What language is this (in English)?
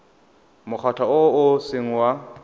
Tswana